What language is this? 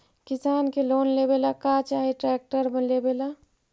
Magahi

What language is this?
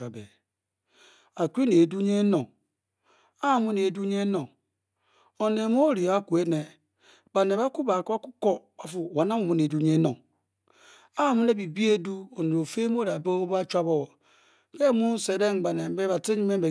Bokyi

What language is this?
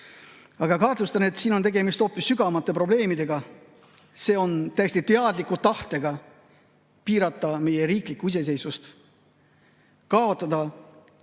Estonian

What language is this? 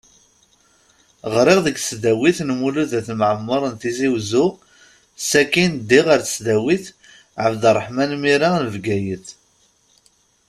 Kabyle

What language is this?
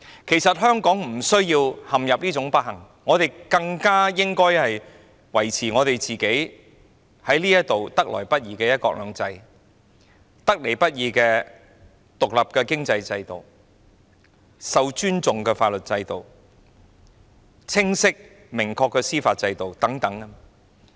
Cantonese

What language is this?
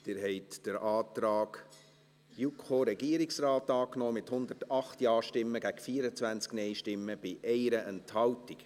Swiss German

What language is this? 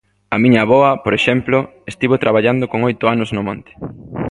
Galician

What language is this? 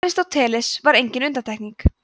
Icelandic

